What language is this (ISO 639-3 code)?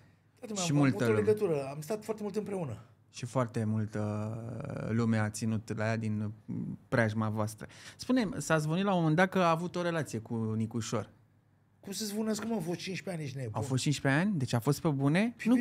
ron